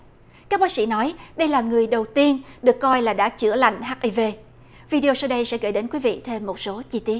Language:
Vietnamese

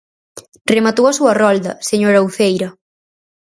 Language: Galician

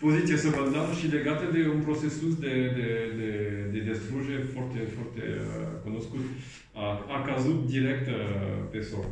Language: Romanian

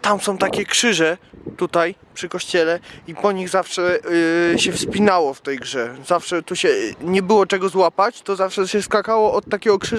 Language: Polish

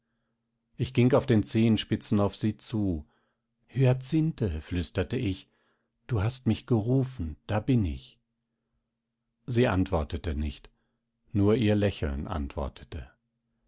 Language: German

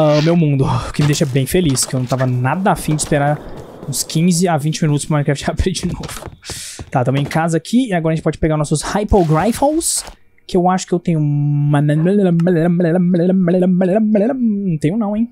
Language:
Portuguese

